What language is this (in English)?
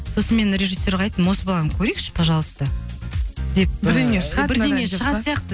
Kazakh